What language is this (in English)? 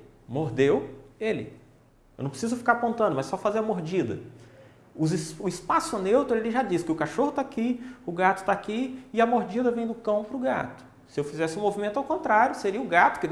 Portuguese